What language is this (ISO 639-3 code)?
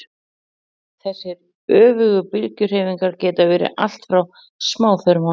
isl